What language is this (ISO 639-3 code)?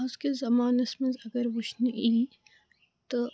kas